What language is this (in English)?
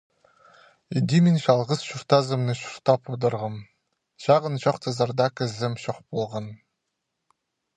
Khakas